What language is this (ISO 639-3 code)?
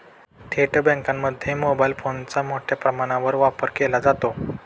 mar